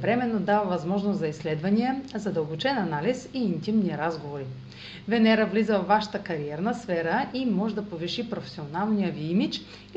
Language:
Bulgarian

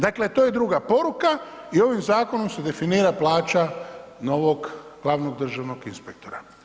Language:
Croatian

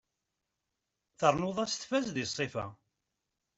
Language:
Kabyle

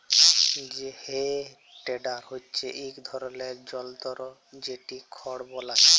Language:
Bangla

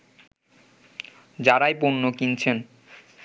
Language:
Bangla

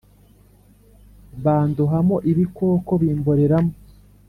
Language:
Kinyarwanda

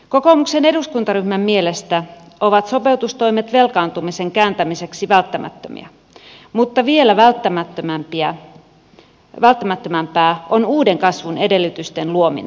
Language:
Finnish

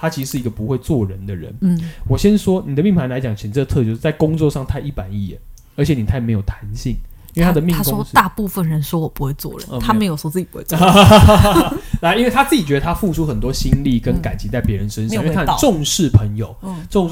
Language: Chinese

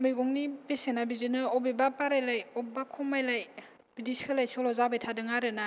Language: Bodo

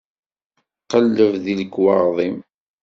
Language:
Kabyle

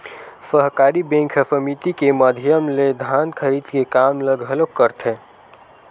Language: Chhattisgarhi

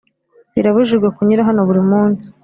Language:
Kinyarwanda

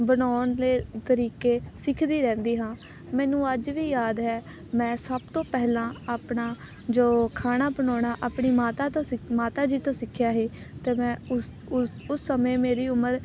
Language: Punjabi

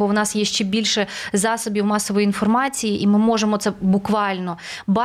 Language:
Ukrainian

